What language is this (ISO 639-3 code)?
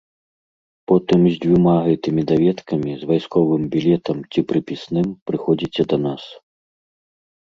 bel